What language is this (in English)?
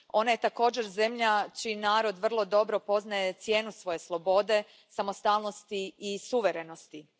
Croatian